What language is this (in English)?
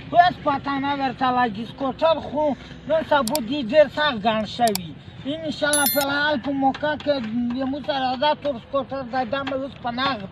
Romanian